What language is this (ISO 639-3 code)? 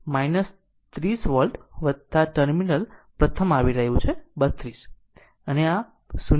guj